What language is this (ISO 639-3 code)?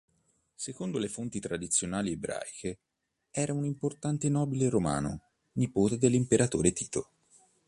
ita